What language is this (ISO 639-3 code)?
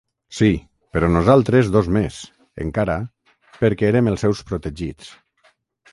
cat